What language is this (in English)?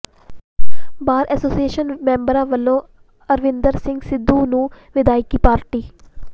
Punjabi